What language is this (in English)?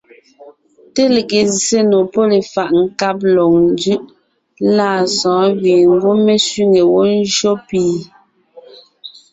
Ngiemboon